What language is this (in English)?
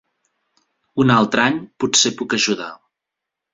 Catalan